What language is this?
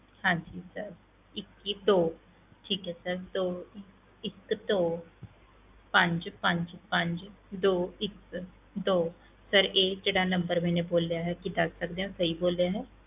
Punjabi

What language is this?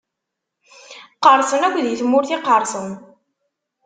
Kabyle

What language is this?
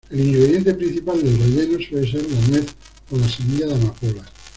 Spanish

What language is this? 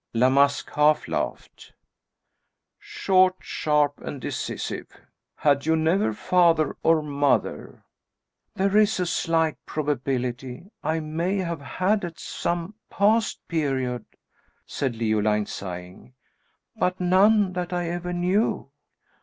English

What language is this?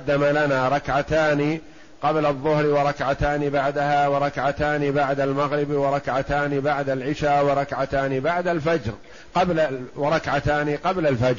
Arabic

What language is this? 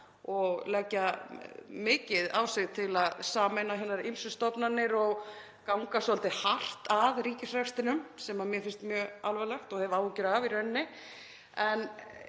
Icelandic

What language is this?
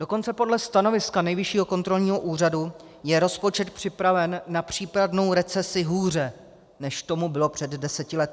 Czech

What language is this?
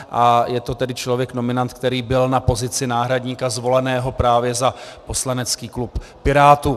Czech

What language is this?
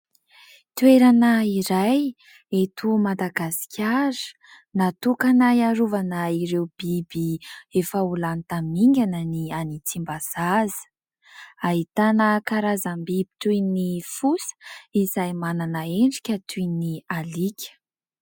Malagasy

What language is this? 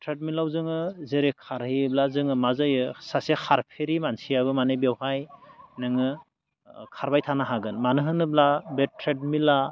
Bodo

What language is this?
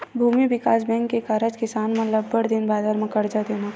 Chhattisgarhi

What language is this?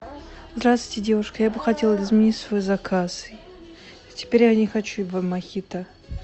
Russian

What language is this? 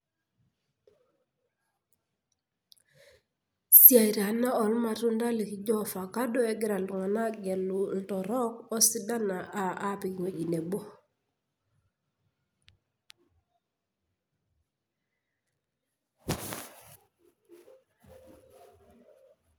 Masai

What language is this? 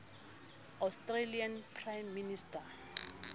Southern Sotho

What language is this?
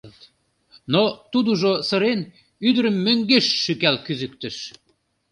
Mari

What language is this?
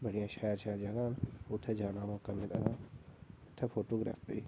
Dogri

